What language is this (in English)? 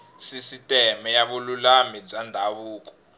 Tsonga